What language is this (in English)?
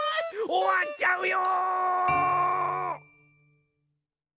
Japanese